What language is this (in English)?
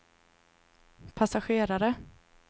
Swedish